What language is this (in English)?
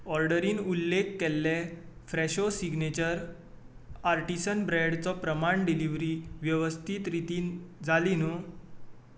Konkani